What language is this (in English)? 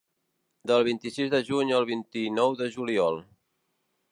Catalan